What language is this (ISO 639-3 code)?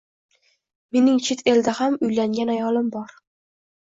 uzb